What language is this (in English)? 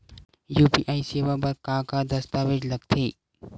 Chhattisgarhi